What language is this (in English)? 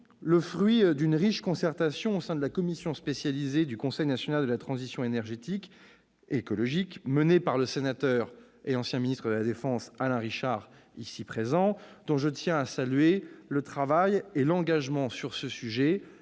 French